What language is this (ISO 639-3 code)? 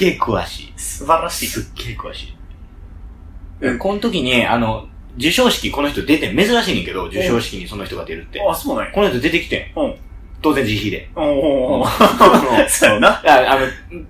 jpn